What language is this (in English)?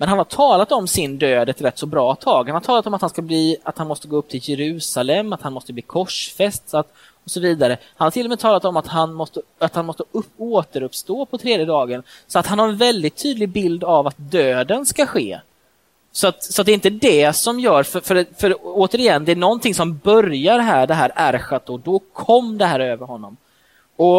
Swedish